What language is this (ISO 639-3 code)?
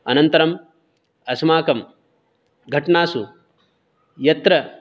san